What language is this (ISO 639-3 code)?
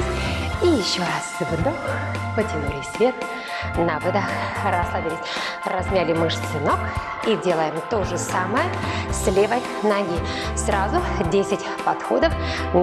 rus